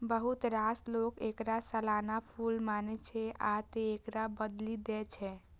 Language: Maithili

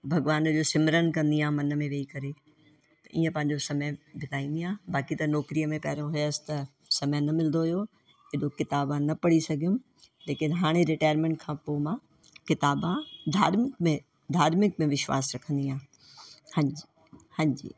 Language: Sindhi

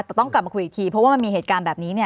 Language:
Thai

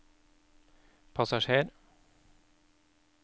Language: Norwegian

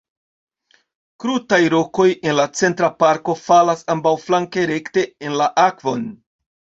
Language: Esperanto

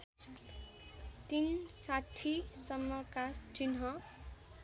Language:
Nepali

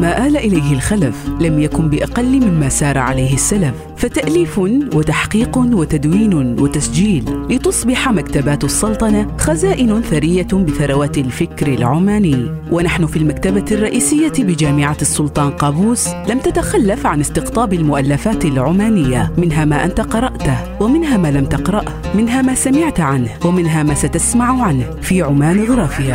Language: Arabic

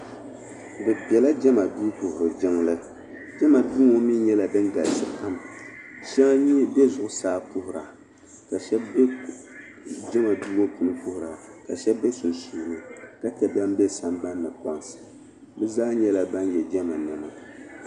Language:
Dagbani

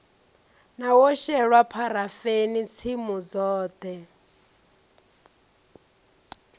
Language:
Venda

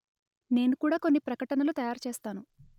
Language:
Telugu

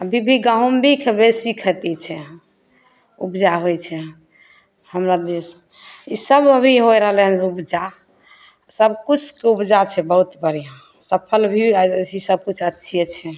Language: Maithili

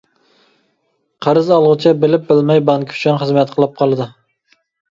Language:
Uyghur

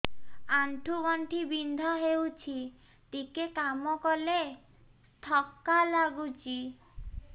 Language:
Odia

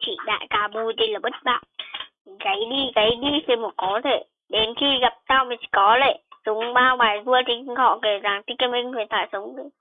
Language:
Vietnamese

